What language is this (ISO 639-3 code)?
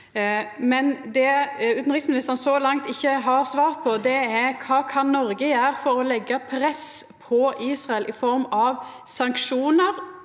nor